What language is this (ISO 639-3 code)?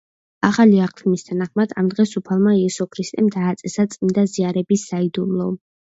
kat